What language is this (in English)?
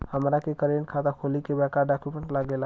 Bhojpuri